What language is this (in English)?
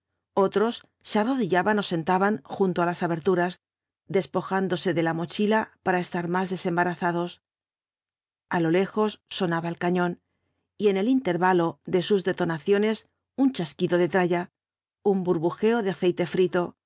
Spanish